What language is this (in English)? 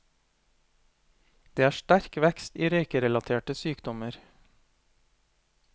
Norwegian